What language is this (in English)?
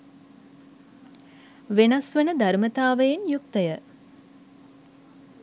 Sinhala